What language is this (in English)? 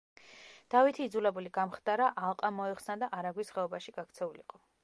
Georgian